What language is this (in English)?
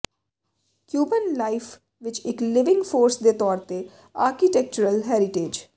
Punjabi